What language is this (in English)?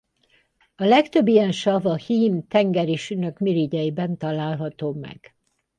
Hungarian